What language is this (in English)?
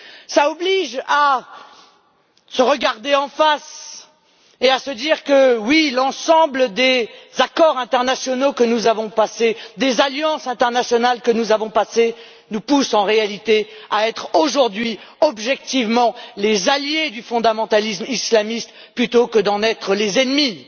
French